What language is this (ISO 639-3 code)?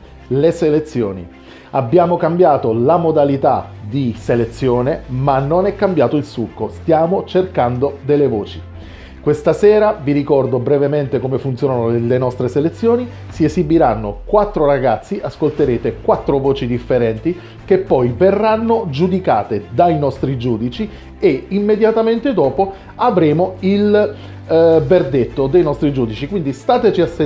ita